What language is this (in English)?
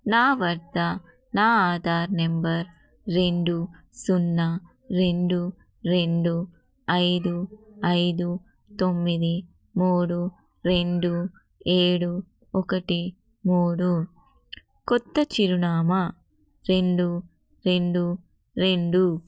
Telugu